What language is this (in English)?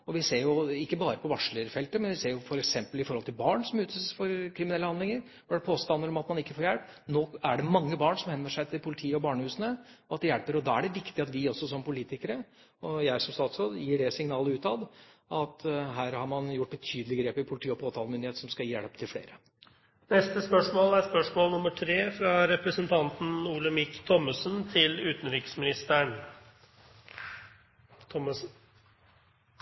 Norwegian